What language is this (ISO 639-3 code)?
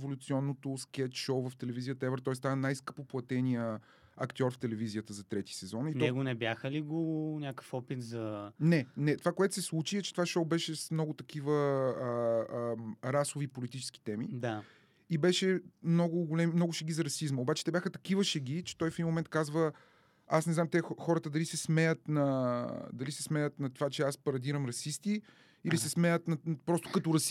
bul